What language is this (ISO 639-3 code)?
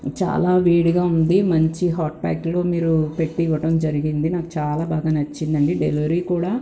tel